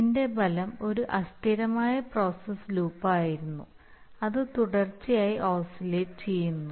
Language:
Malayalam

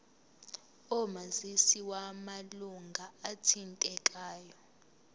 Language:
Zulu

